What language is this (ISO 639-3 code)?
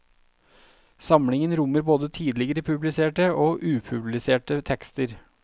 nor